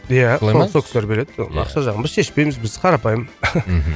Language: Kazakh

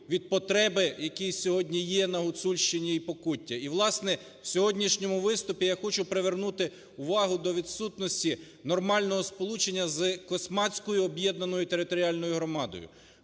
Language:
Ukrainian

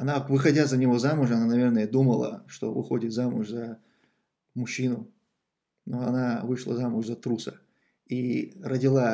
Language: Russian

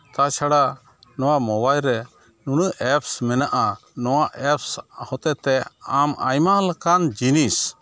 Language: Santali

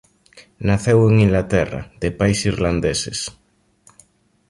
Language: Galician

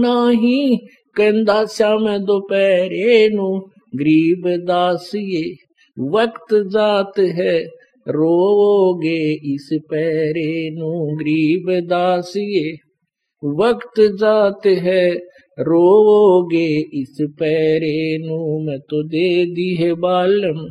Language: Hindi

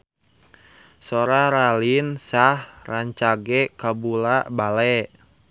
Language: Sundanese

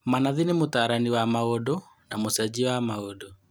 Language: Kikuyu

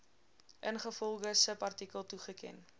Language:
Afrikaans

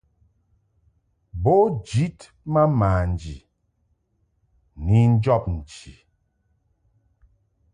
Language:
Mungaka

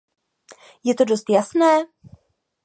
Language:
Czech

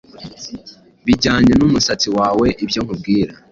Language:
Kinyarwanda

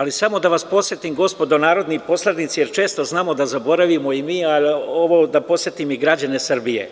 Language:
Serbian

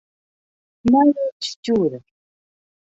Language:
Western Frisian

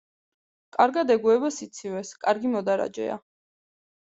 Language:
Georgian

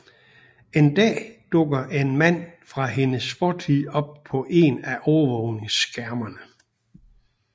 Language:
Danish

